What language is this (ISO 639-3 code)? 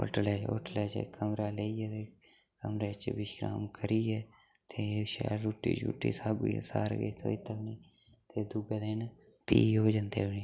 doi